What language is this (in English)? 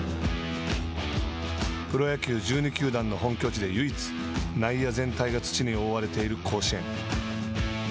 Japanese